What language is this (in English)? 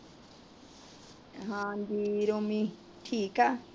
Punjabi